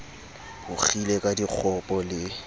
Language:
Southern Sotho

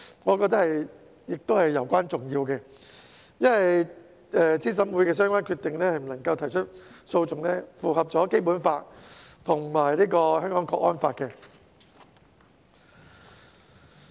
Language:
Cantonese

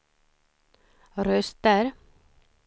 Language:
Swedish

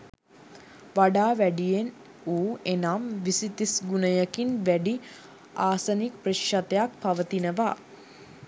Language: Sinhala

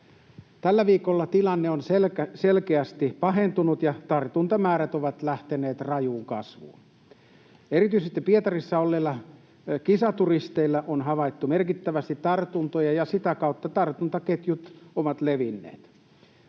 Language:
Finnish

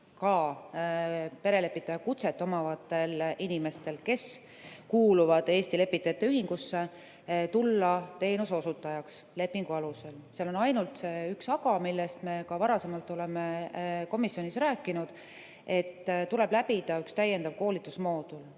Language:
Estonian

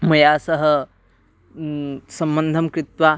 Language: Sanskrit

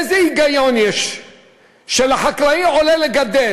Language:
Hebrew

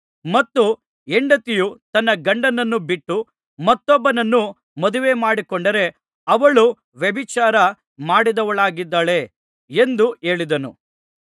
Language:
Kannada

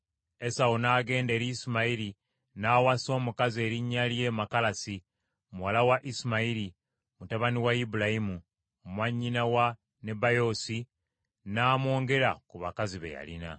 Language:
Ganda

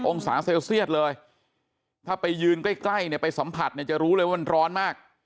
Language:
Thai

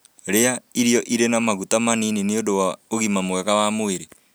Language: Kikuyu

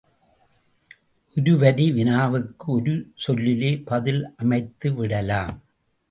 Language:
Tamil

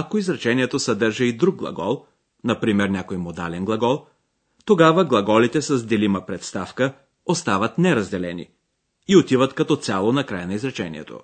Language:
Bulgarian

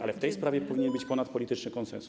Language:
Polish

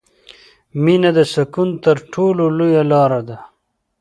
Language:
Pashto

